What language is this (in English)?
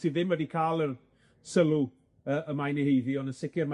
Welsh